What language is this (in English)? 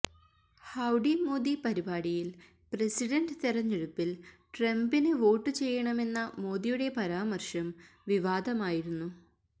Malayalam